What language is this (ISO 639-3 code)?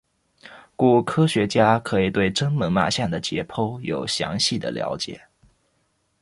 zho